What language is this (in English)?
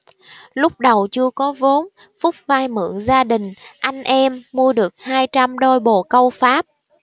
Vietnamese